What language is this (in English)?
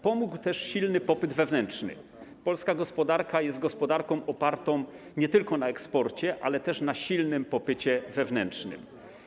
Polish